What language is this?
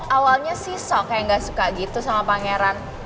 Indonesian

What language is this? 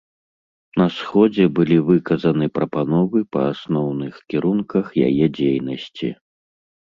Belarusian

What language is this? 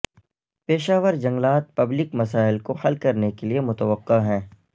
Urdu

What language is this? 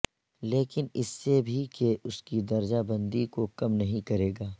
Urdu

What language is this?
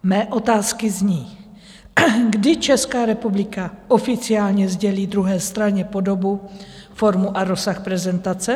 Czech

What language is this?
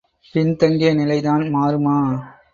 Tamil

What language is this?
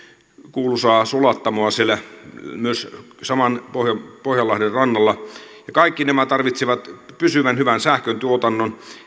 Finnish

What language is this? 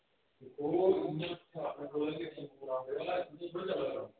Dogri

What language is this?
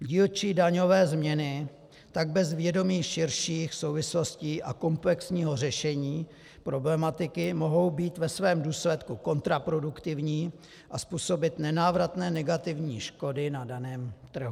Czech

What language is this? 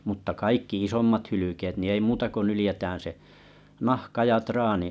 Finnish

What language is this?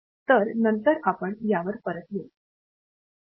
Marathi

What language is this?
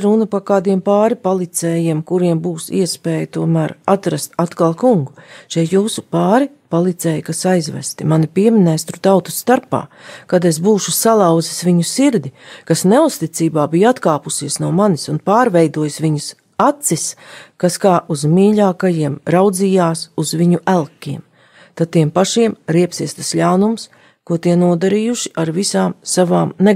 Latvian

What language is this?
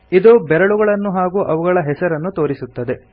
Kannada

